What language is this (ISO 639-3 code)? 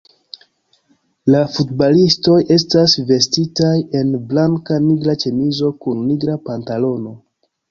epo